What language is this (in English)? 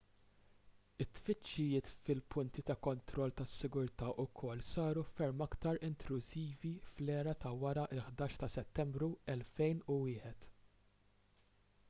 Maltese